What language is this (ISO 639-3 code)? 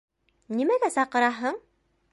bak